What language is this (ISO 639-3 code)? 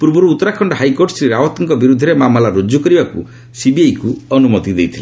ori